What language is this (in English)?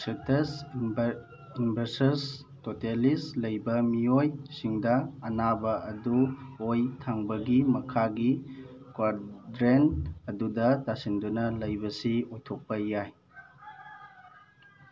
Manipuri